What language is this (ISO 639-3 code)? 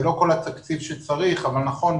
heb